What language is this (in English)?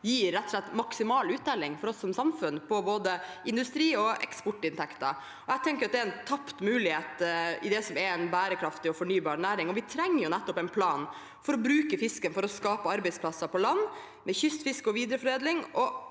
Norwegian